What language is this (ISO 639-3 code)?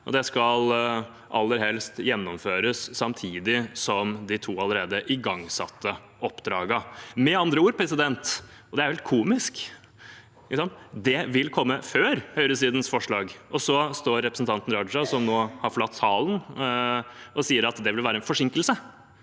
nor